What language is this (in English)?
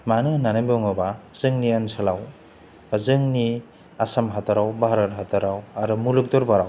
Bodo